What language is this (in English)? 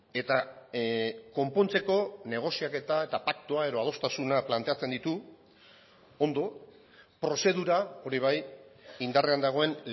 Basque